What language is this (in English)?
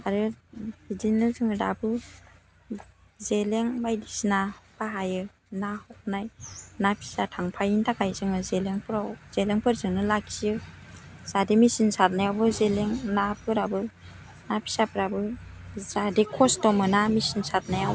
Bodo